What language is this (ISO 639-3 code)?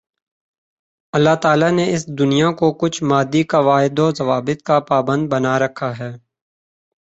urd